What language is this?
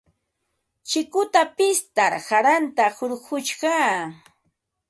Ambo-Pasco Quechua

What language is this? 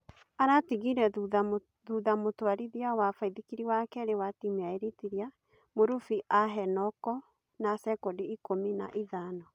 Kikuyu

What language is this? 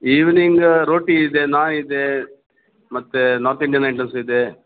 Kannada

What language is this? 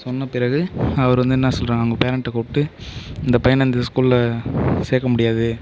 Tamil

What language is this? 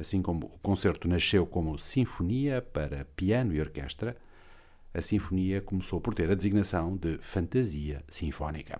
Portuguese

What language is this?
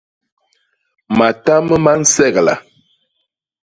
Basaa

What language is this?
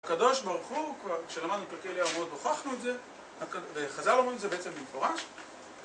Hebrew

